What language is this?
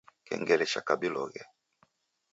Taita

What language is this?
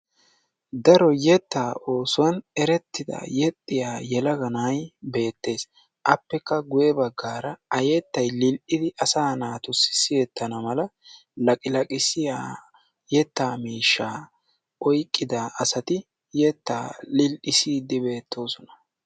Wolaytta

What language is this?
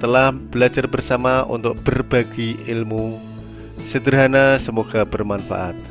Indonesian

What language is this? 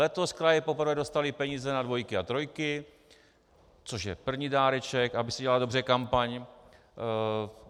Czech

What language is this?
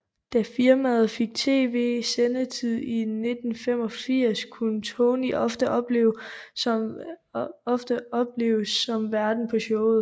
Danish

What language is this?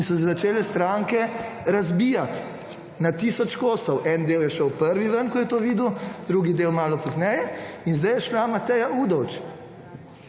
Slovenian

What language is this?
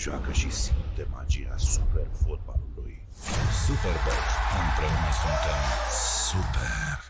Romanian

